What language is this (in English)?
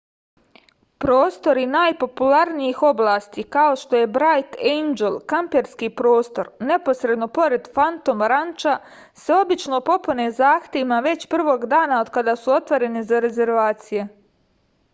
Serbian